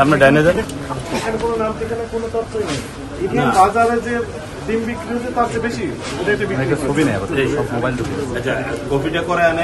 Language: Bangla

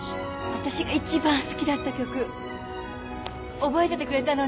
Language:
Japanese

